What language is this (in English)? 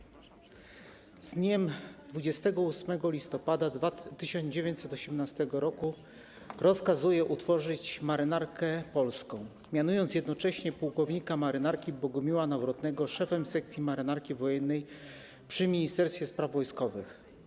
Polish